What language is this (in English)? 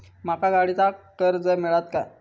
Marathi